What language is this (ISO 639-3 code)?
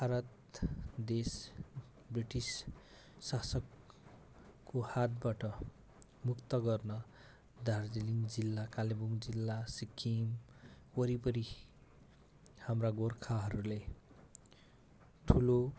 nep